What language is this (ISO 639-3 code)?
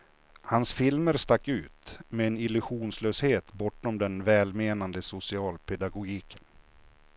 swe